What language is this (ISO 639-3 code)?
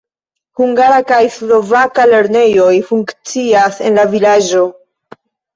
epo